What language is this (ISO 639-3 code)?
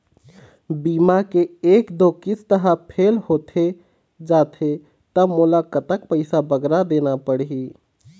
hne